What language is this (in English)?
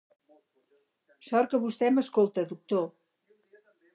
Catalan